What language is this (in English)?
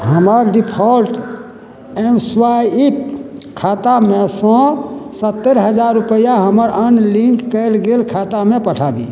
Maithili